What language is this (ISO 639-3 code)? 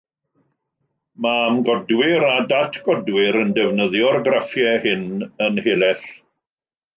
cym